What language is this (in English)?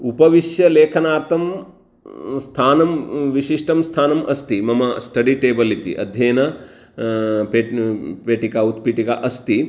Sanskrit